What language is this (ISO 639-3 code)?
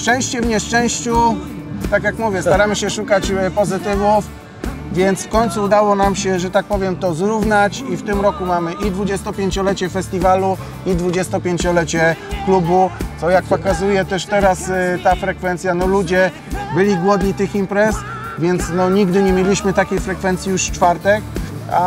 pol